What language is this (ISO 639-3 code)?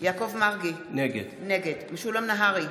heb